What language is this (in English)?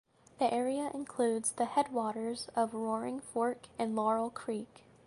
English